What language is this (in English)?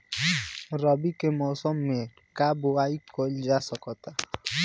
Bhojpuri